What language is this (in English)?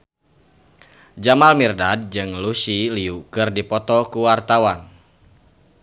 Sundanese